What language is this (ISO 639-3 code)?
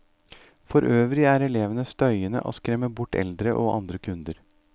nor